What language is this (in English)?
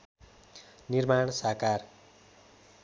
Nepali